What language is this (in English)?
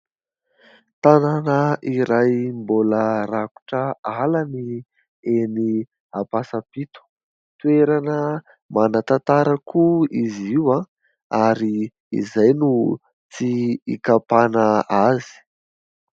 Malagasy